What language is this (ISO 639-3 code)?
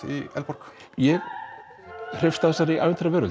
isl